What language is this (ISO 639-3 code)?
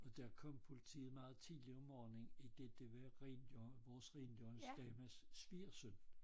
dan